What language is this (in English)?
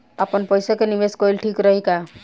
Bhojpuri